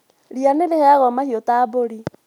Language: Kikuyu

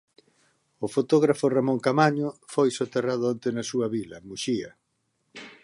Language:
Galician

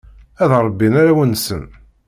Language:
Kabyle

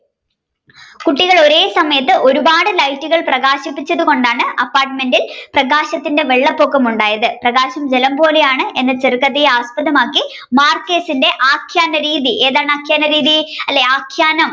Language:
Malayalam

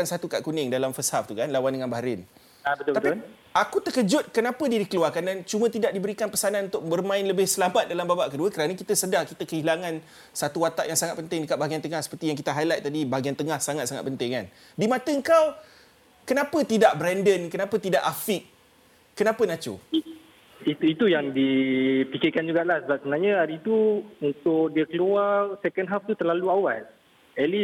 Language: Malay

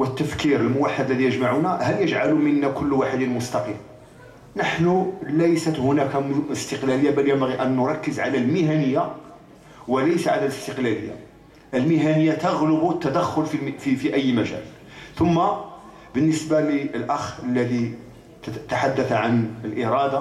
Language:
Arabic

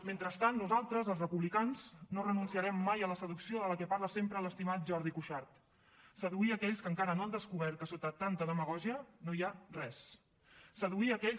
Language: Catalan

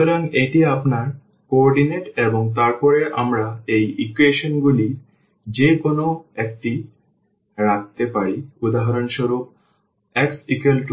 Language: Bangla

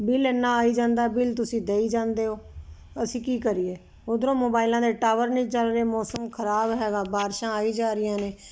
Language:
Punjabi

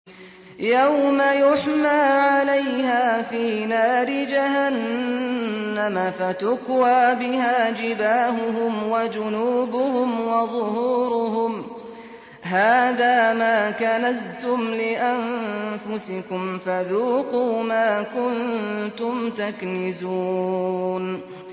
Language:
Arabic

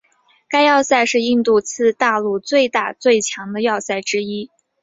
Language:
Chinese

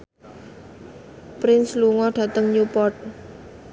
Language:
Javanese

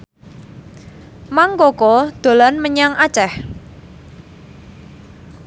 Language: Javanese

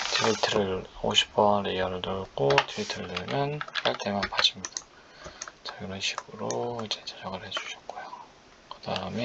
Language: Korean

